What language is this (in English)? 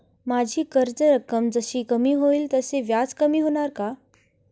Marathi